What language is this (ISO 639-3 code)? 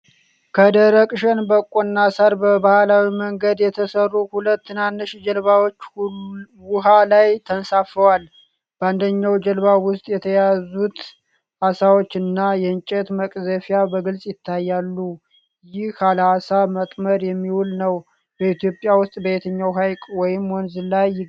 amh